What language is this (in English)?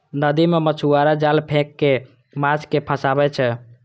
Maithili